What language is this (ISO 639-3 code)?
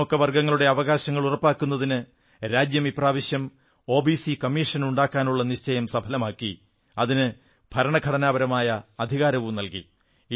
mal